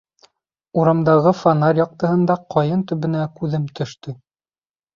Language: Bashkir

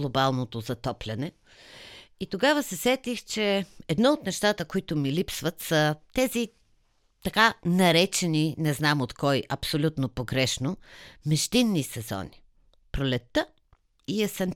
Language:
Bulgarian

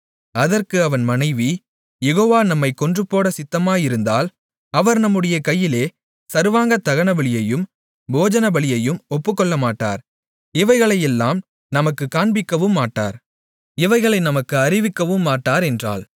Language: Tamil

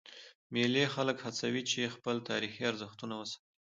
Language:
Pashto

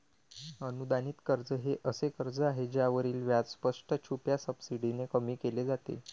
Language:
Marathi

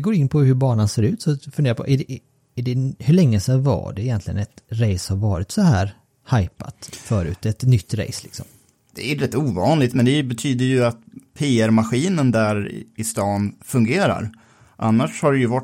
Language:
Swedish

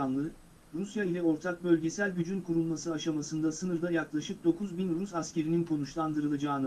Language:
Turkish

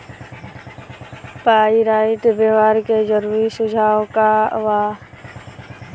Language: Bhojpuri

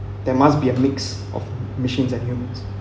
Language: English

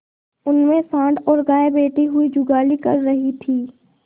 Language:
Hindi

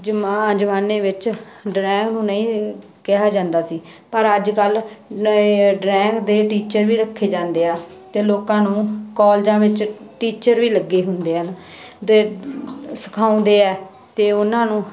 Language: Punjabi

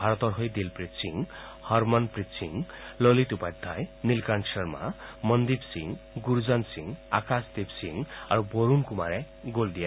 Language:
Assamese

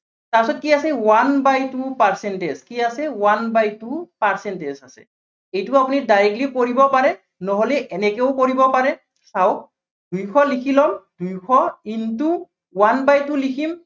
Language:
Assamese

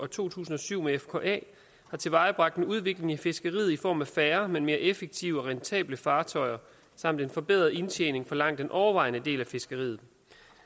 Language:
Danish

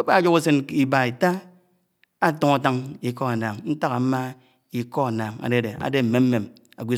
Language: Anaang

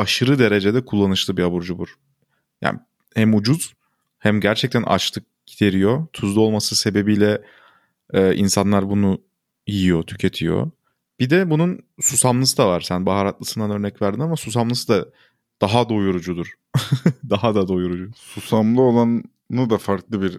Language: Turkish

